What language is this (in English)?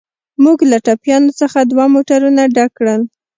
Pashto